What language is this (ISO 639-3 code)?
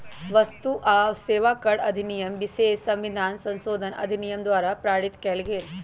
mag